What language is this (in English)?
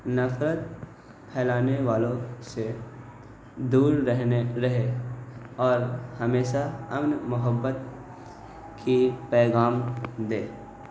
Urdu